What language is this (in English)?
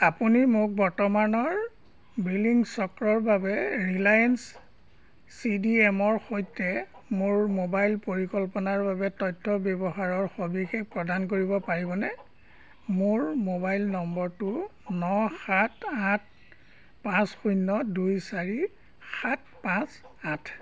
Assamese